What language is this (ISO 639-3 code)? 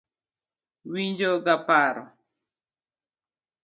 luo